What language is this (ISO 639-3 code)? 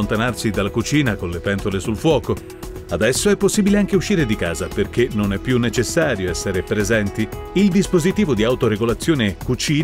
ita